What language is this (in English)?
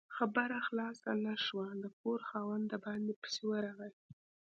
Pashto